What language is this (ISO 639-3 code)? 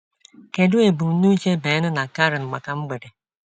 ibo